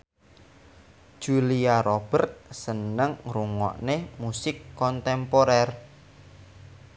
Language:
Javanese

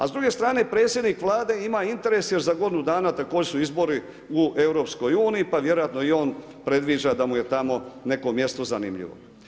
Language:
Croatian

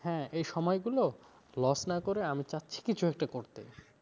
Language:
Bangla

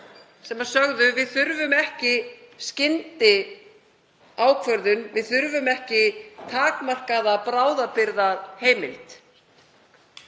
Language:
Icelandic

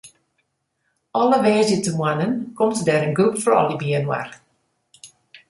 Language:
Western Frisian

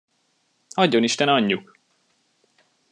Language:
Hungarian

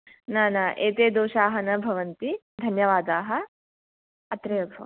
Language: Sanskrit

